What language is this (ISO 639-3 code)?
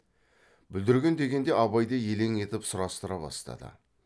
kaz